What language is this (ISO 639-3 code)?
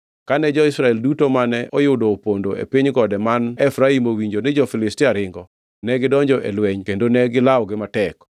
luo